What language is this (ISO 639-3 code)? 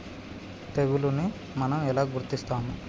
tel